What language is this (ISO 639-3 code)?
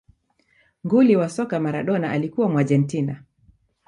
swa